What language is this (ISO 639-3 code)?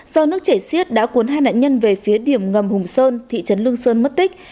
vie